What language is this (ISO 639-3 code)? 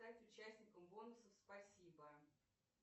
rus